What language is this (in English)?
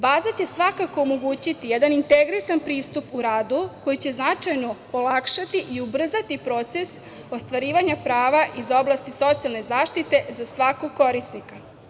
Serbian